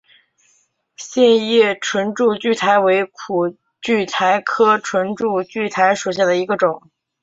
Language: Chinese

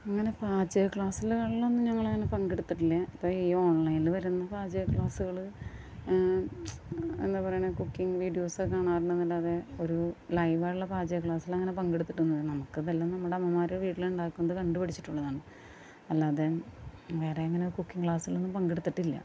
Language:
Malayalam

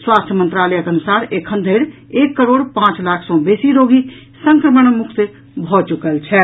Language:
Maithili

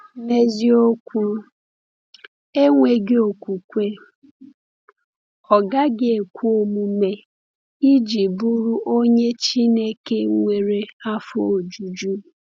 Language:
Igbo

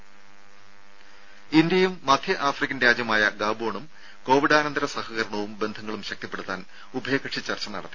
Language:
Malayalam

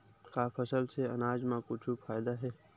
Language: Chhattisgarhi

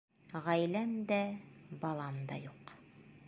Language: Bashkir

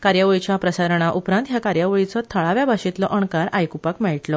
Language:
Konkani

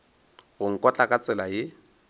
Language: Northern Sotho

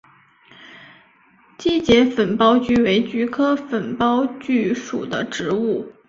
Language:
Chinese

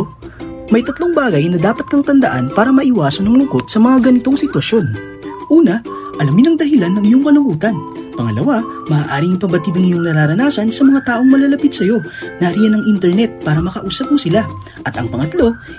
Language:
Filipino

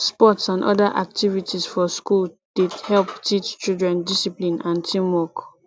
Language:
Nigerian Pidgin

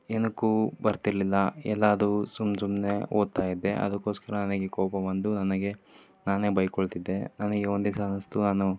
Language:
Kannada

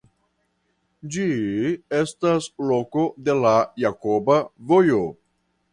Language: Esperanto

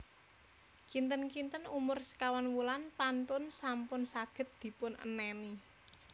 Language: Javanese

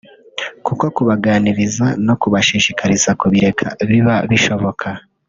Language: Kinyarwanda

